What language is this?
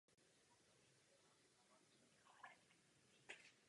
Czech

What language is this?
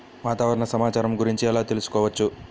Telugu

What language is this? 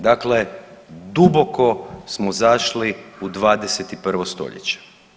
Croatian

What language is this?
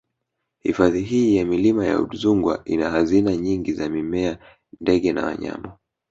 Swahili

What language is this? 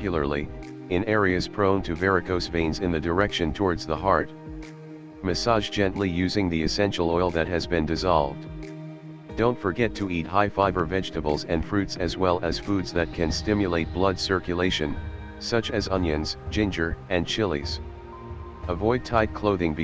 English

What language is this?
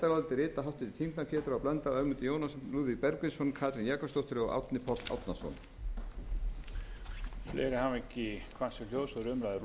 Icelandic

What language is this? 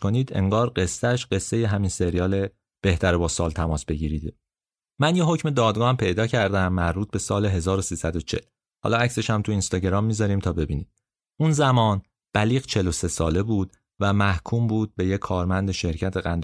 Persian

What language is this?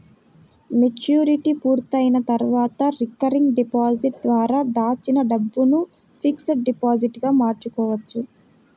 Telugu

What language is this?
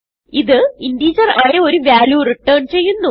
Malayalam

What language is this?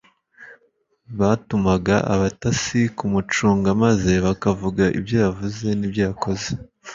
Kinyarwanda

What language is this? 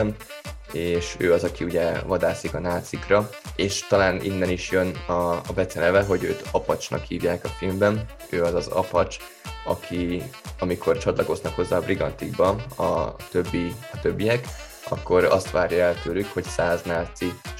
Hungarian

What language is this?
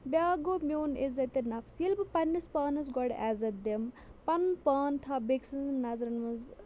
Kashmiri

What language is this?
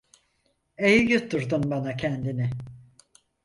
Turkish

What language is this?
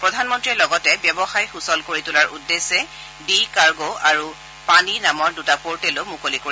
Assamese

